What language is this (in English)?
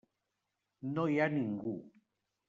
Catalan